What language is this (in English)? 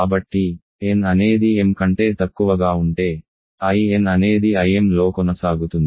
Telugu